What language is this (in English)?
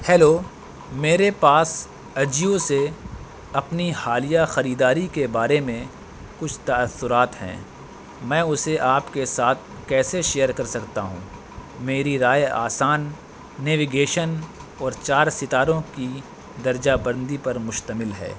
Urdu